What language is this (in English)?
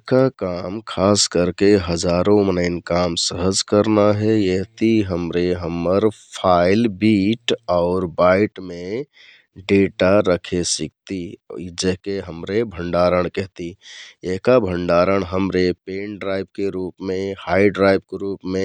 Kathoriya Tharu